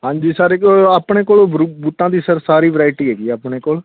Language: Punjabi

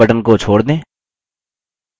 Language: Hindi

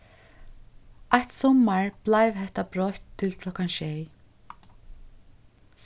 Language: Faroese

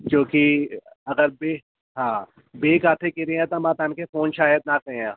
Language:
Sindhi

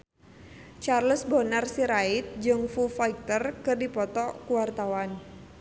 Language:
Sundanese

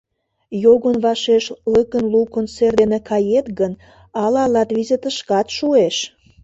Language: Mari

